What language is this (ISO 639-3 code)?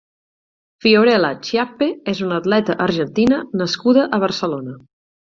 cat